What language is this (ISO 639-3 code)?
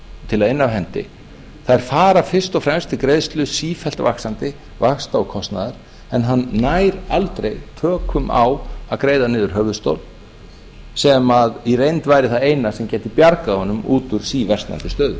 isl